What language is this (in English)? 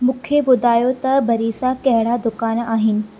Sindhi